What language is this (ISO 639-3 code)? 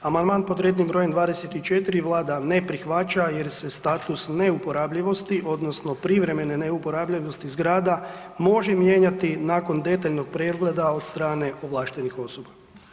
hrv